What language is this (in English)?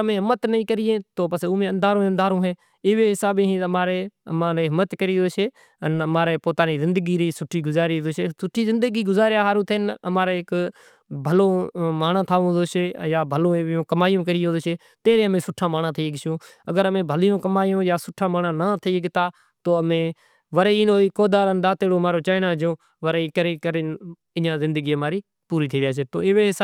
Kachi Koli